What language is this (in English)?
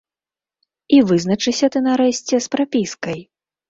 Belarusian